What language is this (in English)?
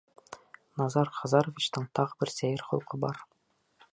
Bashkir